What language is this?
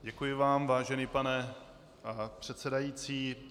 Czech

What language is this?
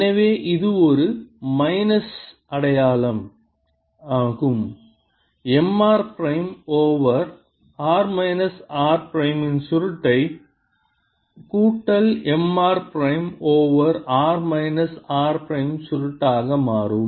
Tamil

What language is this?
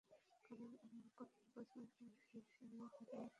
Bangla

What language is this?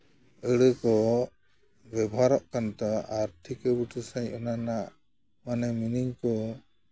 Santali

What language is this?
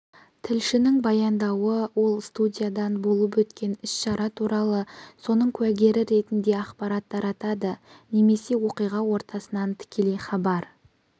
Kazakh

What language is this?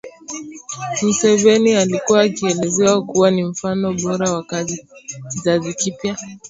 Swahili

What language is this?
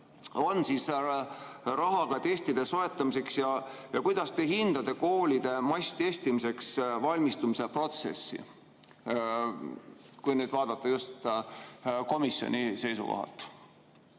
Estonian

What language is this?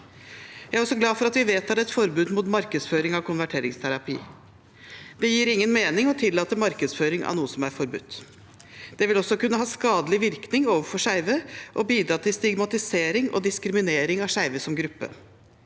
Norwegian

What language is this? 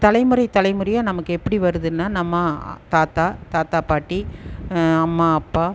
Tamil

